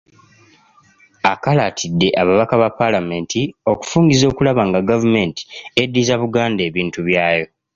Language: Ganda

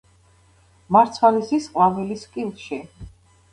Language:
Georgian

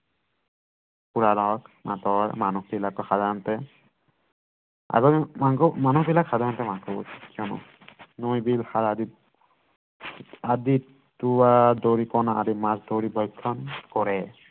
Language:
Assamese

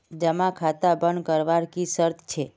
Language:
Magahi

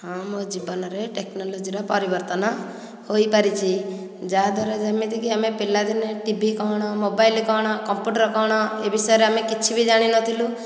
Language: Odia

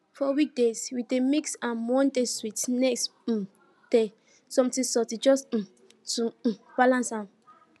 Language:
Nigerian Pidgin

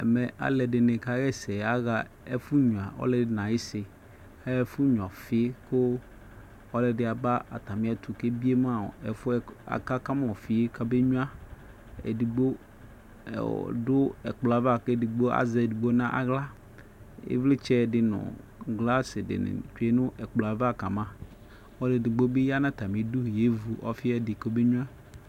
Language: Ikposo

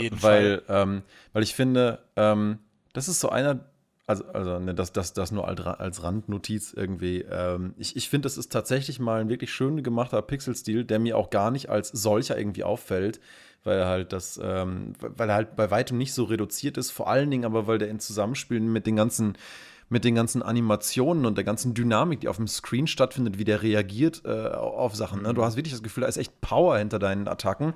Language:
German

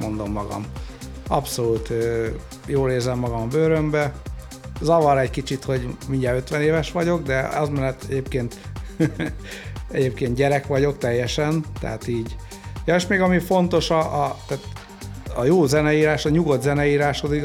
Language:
Hungarian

